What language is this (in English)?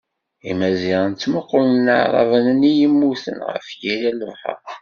Kabyle